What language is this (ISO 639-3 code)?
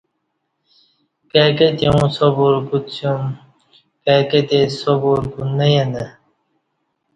bsh